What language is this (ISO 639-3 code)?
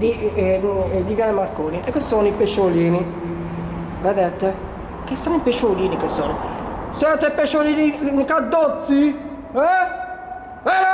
ita